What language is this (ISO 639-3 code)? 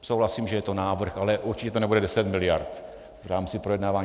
ces